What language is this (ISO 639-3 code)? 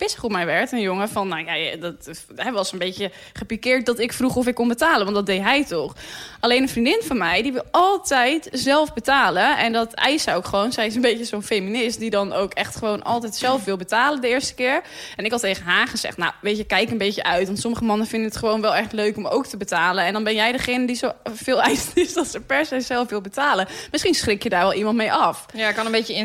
nld